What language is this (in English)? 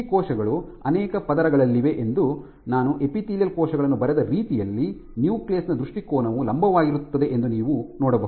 Kannada